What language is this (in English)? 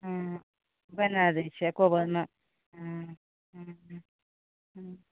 Maithili